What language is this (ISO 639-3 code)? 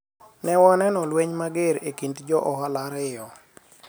luo